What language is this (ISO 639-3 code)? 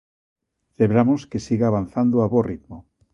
glg